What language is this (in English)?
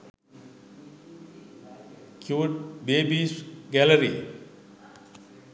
Sinhala